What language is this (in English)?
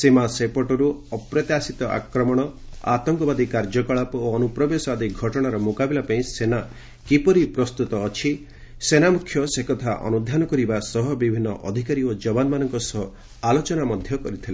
Odia